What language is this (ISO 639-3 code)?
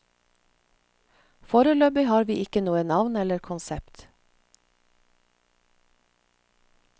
nor